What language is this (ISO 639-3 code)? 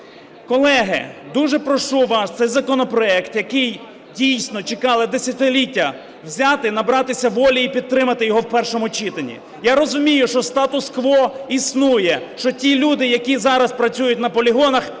ukr